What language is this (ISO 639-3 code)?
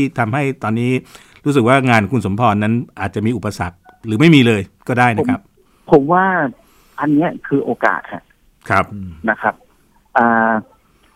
tha